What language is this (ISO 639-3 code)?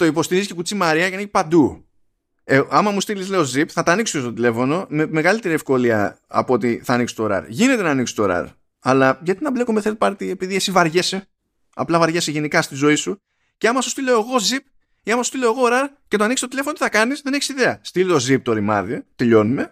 ell